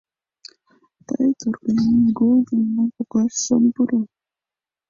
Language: Mari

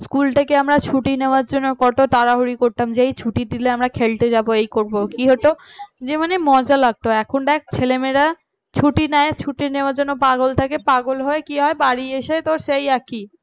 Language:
Bangla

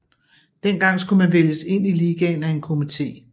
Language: Danish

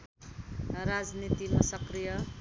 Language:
Nepali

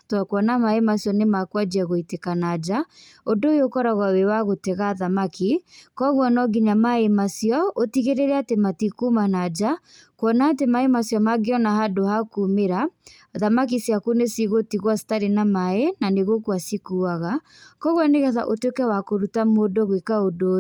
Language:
Kikuyu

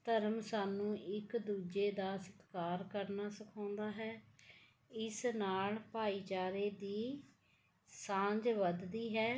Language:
Punjabi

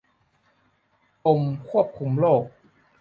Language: Thai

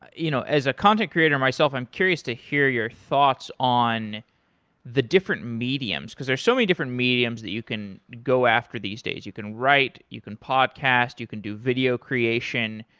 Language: English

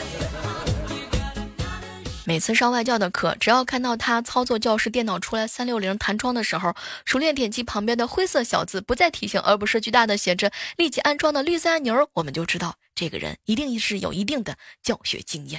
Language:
Chinese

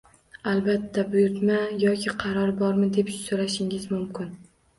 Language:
Uzbek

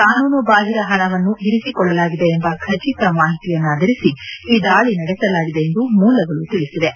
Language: Kannada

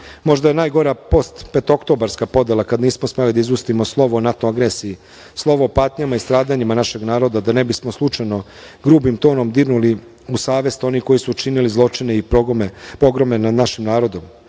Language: Serbian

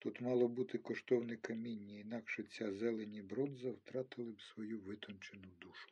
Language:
Ukrainian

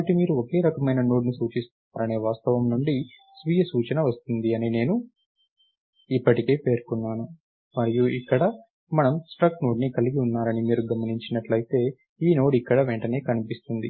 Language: Telugu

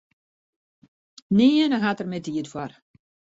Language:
Western Frisian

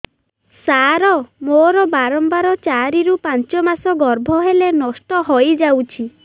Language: Odia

